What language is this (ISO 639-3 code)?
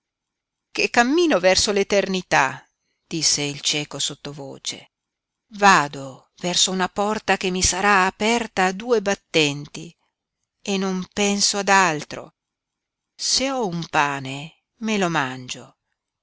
ita